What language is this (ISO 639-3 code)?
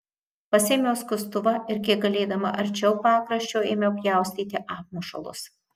lit